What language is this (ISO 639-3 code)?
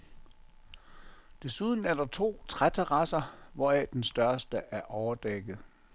dan